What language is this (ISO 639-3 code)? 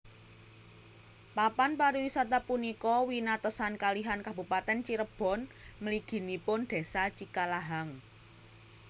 jav